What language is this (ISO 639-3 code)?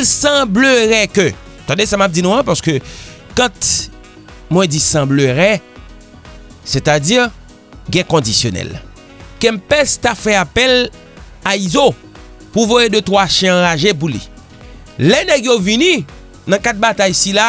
hat